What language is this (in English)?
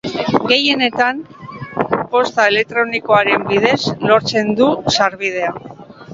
Basque